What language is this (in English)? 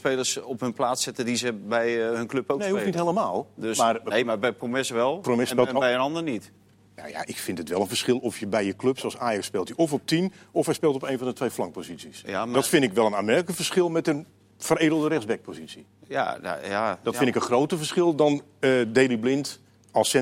Dutch